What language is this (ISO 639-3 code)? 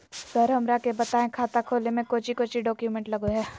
mag